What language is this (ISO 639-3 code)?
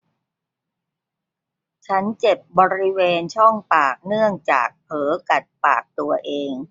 tha